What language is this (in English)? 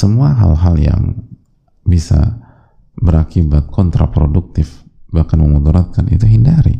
Indonesian